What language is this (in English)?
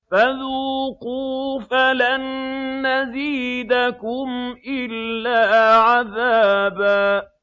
Arabic